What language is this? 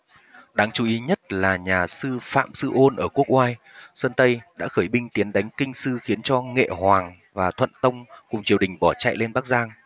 Vietnamese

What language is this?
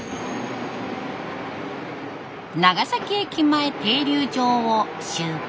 Japanese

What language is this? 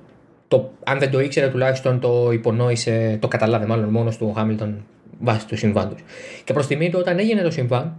Greek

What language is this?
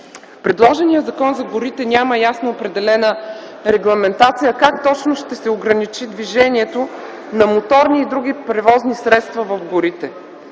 Bulgarian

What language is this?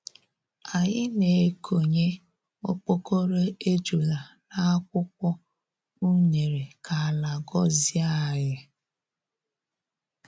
Igbo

